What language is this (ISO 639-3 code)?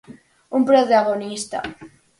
glg